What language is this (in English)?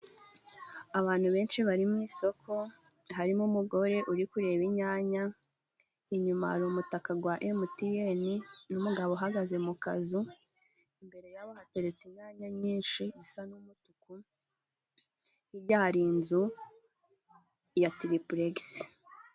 Kinyarwanda